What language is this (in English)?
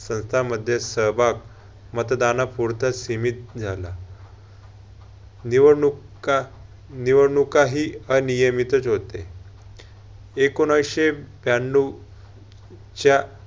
Marathi